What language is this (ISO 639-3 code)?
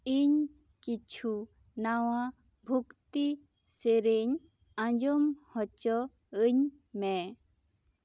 sat